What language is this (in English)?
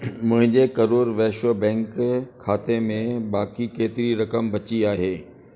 Sindhi